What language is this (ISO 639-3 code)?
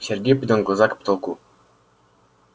rus